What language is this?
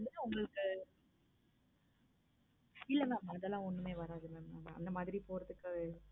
Tamil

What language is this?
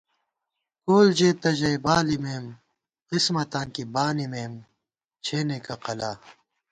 Gawar-Bati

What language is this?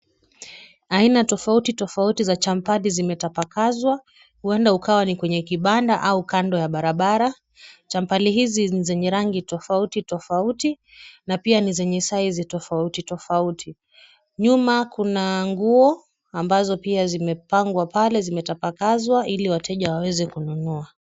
Swahili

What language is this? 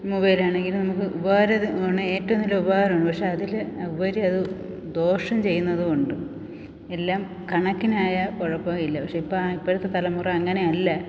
Malayalam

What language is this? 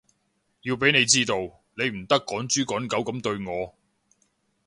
Cantonese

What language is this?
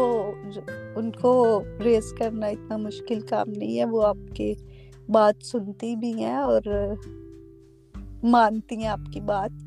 Urdu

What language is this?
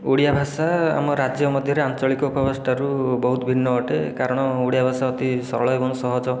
Odia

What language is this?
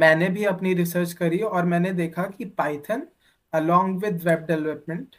Hindi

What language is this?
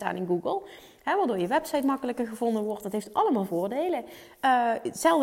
Dutch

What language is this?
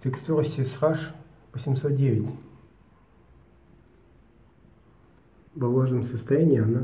Russian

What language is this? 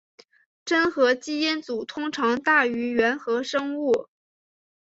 Chinese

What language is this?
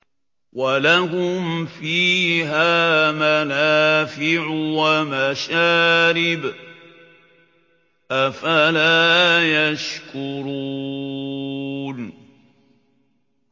Arabic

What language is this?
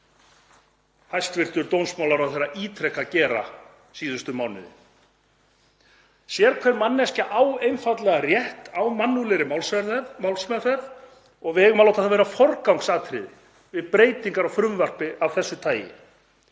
Icelandic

